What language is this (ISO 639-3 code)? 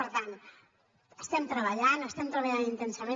cat